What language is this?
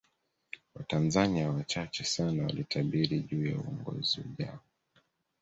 Swahili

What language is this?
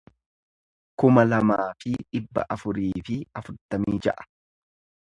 Oromo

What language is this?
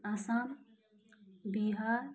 Nepali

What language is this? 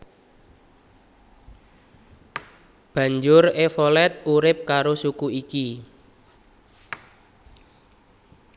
Javanese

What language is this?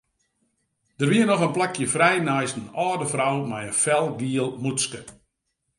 Western Frisian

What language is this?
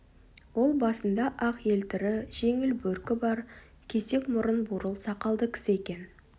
Kazakh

